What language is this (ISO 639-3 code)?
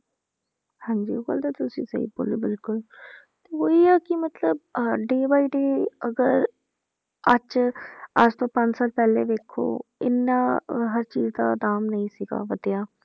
pan